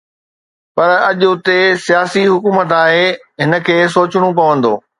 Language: Sindhi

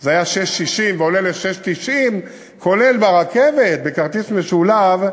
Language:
Hebrew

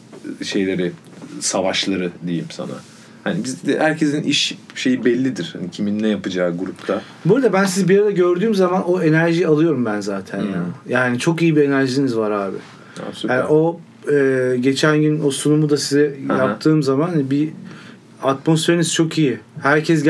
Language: Turkish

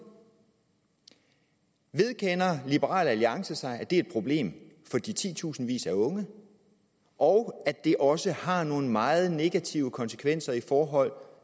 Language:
Danish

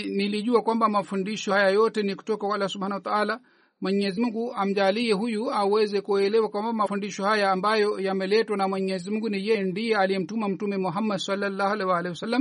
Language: Swahili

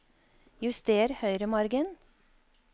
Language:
Norwegian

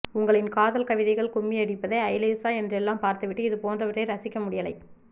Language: Tamil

